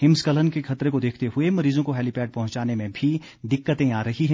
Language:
Hindi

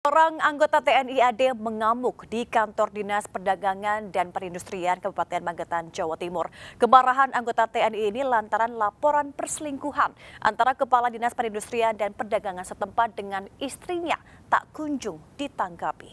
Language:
Indonesian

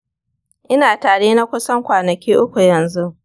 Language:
Hausa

